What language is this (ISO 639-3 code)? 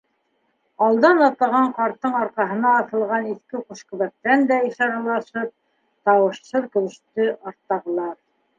bak